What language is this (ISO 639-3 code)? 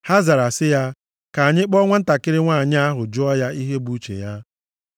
ibo